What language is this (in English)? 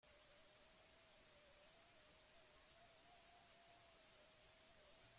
Basque